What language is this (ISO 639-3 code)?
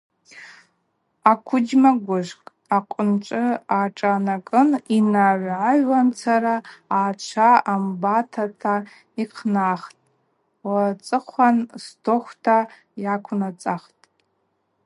abq